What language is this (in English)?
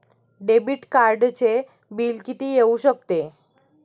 Marathi